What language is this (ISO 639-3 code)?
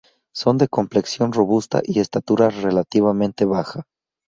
spa